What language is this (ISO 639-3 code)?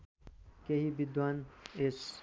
nep